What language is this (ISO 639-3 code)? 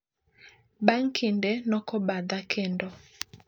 luo